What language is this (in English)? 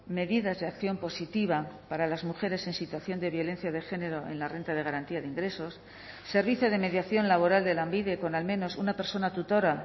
Spanish